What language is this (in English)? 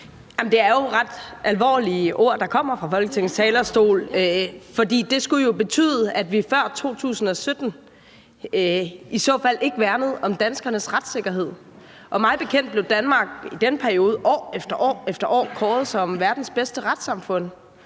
Danish